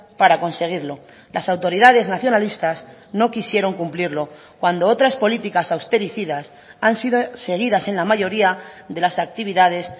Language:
Spanish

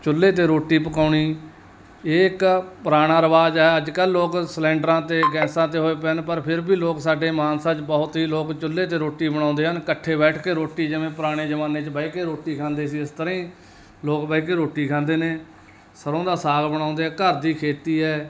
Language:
Punjabi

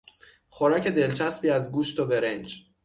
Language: Persian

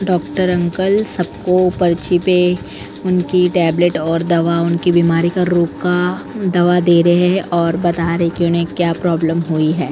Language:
Hindi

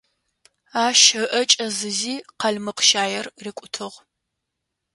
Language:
Adyghe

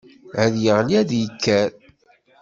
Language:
Kabyle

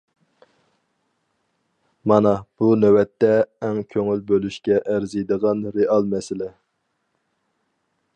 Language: Uyghur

